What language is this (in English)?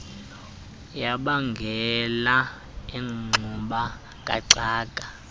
Xhosa